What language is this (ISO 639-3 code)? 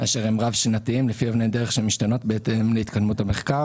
heb